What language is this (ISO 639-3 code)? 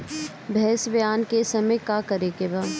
bho